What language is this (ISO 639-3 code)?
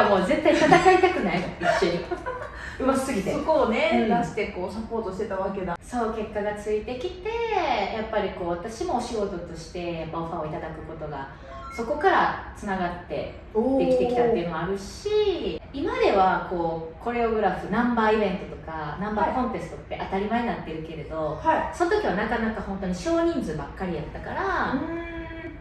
jpn